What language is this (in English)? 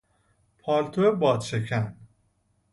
Persian